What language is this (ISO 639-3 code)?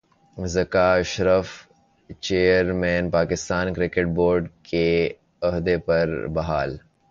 urd